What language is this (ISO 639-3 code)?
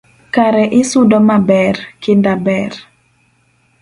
luo